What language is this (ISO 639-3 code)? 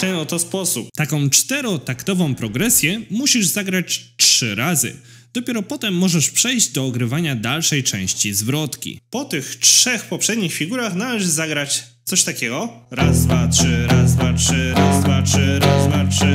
pol